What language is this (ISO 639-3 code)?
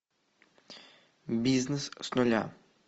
rus